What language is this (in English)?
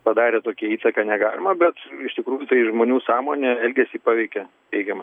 Lithuanian